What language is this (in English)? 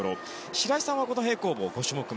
Japanese